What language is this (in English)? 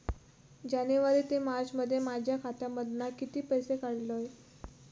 Marathi